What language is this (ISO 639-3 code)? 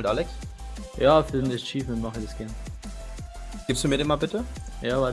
deu